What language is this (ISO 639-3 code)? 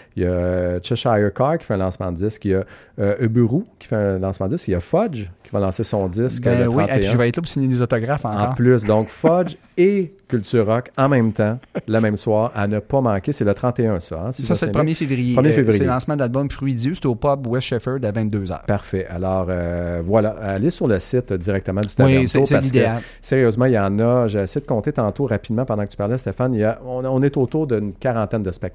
fra